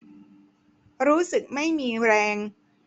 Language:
Thai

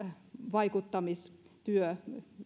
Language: Finnish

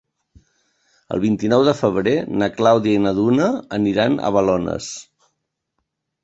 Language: Catalan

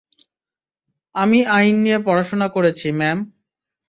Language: Bangla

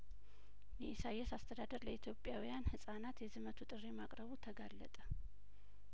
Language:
Amharic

